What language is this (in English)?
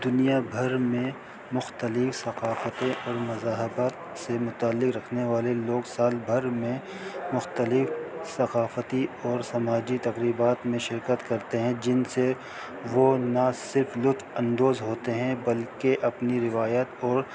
Urdu